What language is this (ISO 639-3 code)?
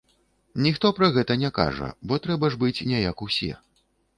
bel